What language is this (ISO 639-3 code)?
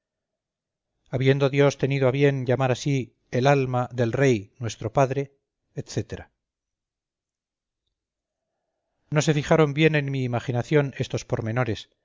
spa